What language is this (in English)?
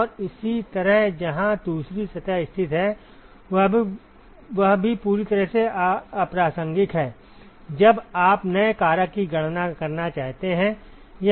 Hindi